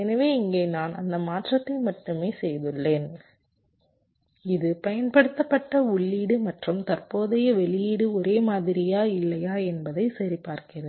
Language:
Tamil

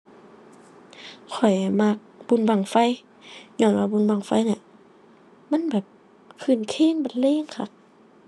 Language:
Thai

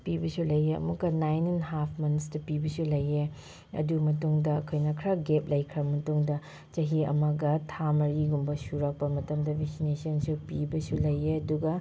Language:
Manipuri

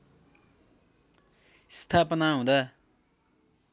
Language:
Nepali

